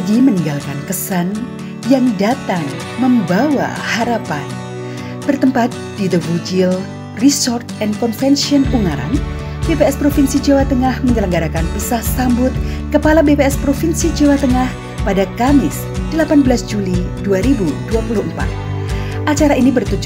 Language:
Indonesian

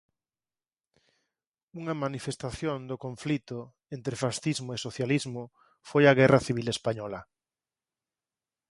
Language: Galician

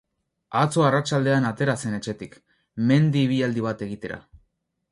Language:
Basque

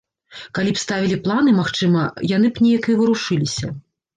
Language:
Belarusian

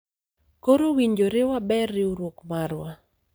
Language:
Luo (Kenya and Tanzania)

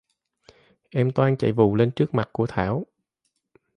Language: Vietnamese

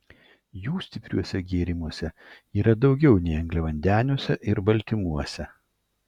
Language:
Lithuanian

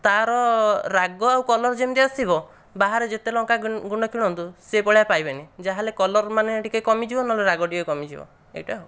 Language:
Odia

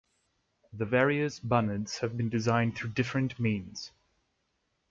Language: English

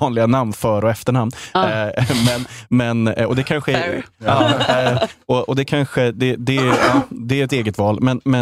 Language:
Swedish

